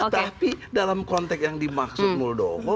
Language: Indonesian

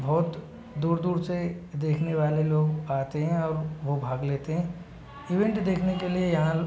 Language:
Hindi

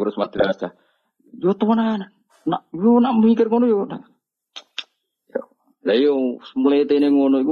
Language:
Malay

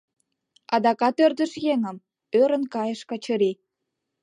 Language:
Mari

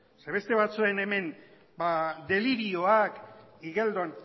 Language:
Basque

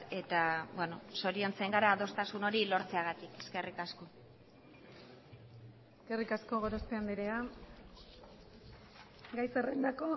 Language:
Basque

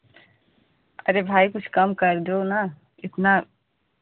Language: Hindi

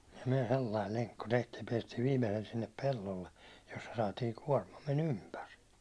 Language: Finnish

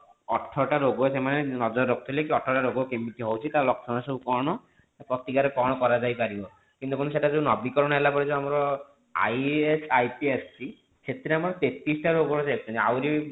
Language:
Odia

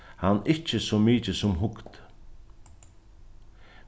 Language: Faroese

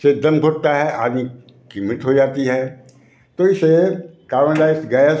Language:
Hindi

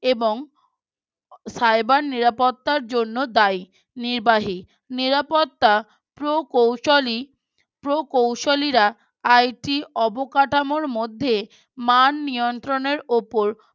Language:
Bangla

